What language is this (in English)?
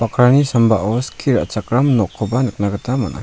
Garo